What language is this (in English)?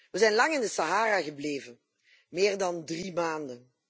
Dutch